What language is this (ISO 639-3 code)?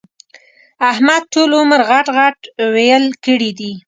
pus